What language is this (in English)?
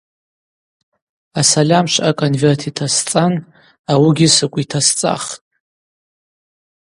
Abaza